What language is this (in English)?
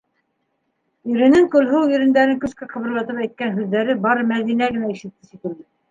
Bashkir